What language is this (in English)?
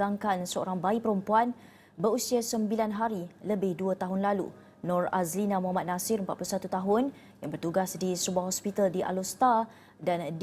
Malay